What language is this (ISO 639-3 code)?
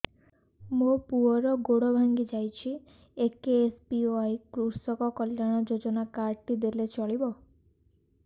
ori